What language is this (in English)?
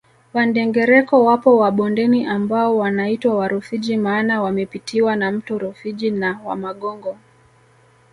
Swahili